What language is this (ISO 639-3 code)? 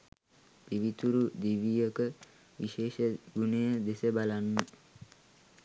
sin